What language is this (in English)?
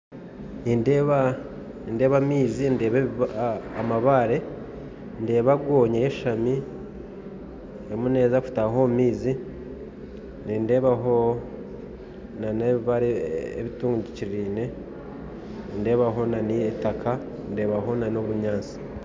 Nyankole